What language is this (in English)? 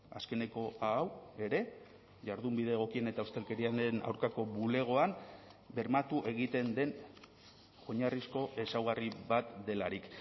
Basque